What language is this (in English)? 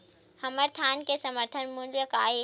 Chhattisgarhi